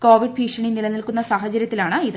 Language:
Malayalam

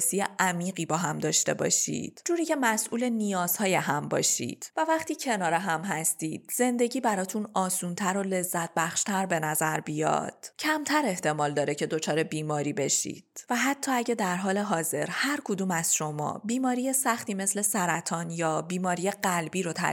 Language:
Persian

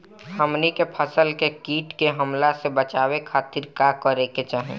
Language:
Bhojpuri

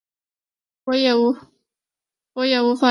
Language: Chinese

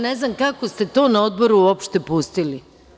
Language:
Serbian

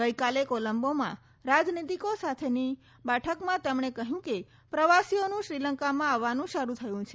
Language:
Gujarati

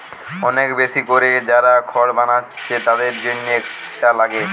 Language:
Bangla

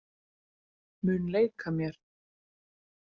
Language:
Icelandic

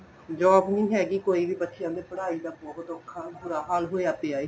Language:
Punjabi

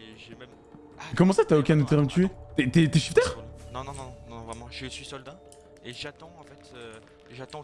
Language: French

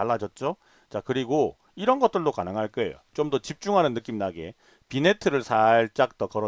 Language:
Korean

